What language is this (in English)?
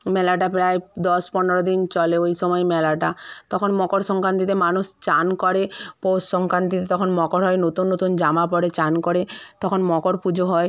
Bangla